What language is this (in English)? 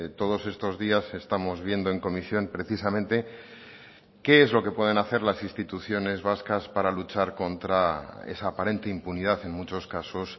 Spanish